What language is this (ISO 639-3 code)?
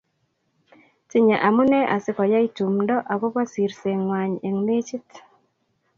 kln